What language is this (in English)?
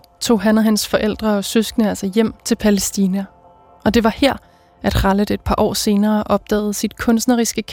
Danish